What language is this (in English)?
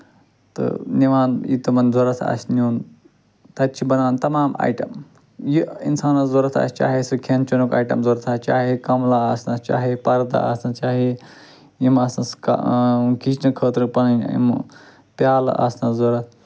Kashmiri